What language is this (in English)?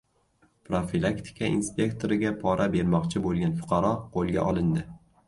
Uzbek